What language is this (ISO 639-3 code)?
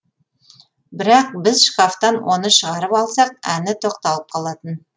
kaz